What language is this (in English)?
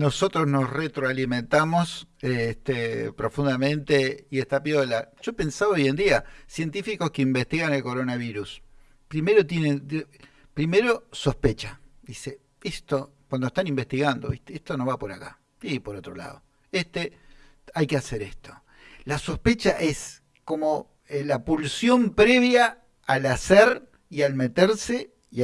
Spanish